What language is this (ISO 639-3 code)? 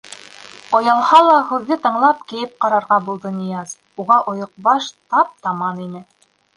bak